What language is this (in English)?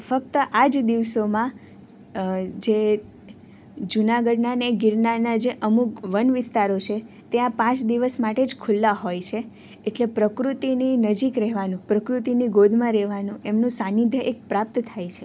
Gujarati